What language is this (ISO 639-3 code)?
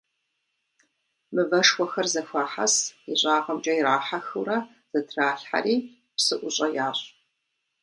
kbd